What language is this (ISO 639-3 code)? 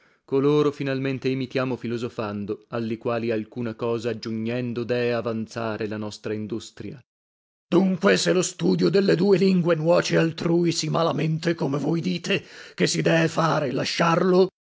ita